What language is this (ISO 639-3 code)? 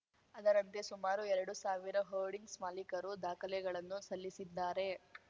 kan